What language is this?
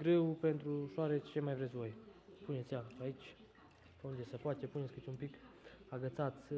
Romanian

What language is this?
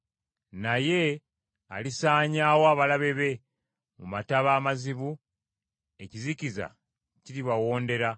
Ganda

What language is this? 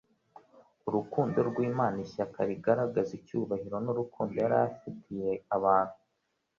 Kinyarwanda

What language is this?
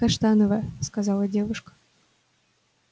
Russian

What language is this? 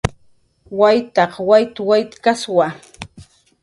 Jaqaru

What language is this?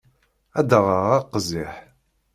Kabyle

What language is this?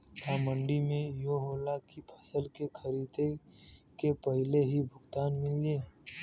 Bhojpuri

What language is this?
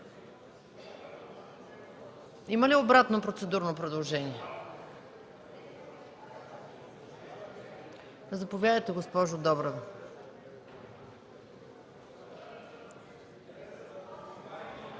Bulgarian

